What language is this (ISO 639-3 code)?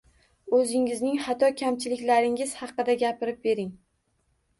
uzb